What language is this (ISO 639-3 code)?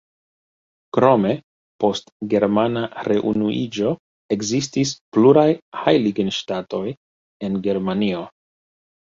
epo